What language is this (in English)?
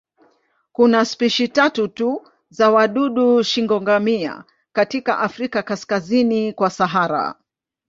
Swahili